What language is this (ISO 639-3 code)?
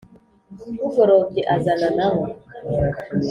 kin